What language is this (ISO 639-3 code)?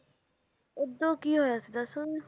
pan